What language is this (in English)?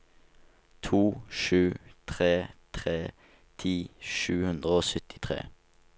Norwegian